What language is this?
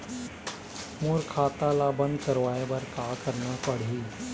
Chhattisgarhi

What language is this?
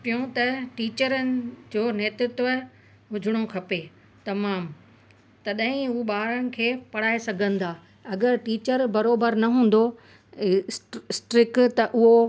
Sindhi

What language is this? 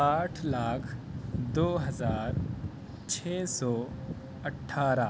Urdu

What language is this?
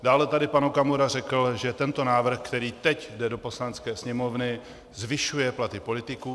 Czech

